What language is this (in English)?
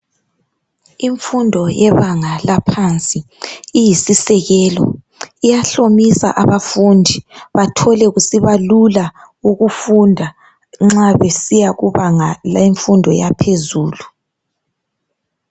North Ndebele